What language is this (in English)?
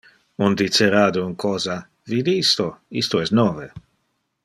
Interlingua